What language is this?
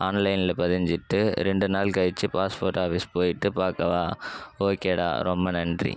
Tamil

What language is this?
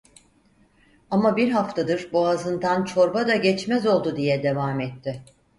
Turkish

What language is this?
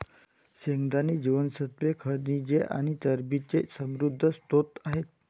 Marathi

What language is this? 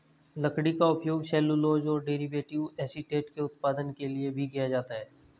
Hindi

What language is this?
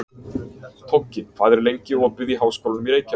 Icelandic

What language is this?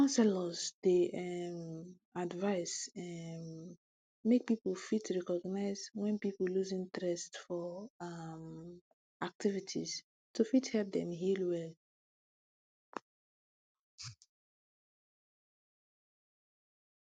Nigerian Pidgin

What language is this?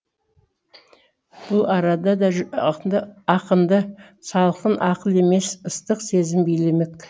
Kazakh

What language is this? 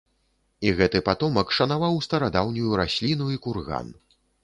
Belarusian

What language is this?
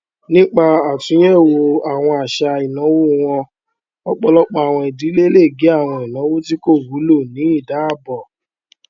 Yoruba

